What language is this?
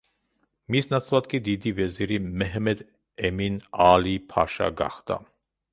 Georgian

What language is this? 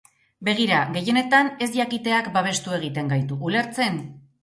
Basque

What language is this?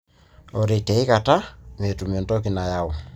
Masai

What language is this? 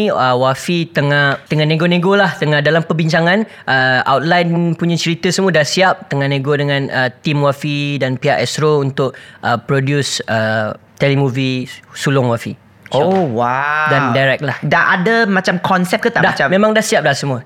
Malay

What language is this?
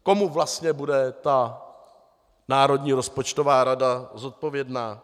Czech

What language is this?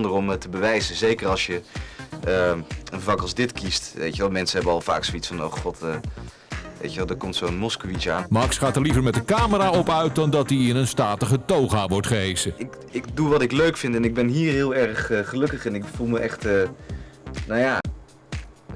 Dutch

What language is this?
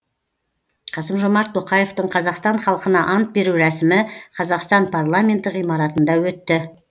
Kazakh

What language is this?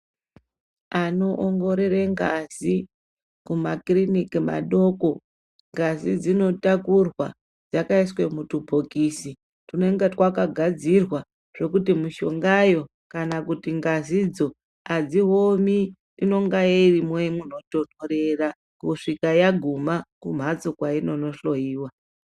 Ndau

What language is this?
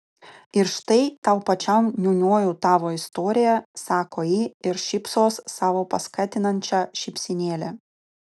Lithuanian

